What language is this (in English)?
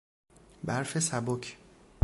Persian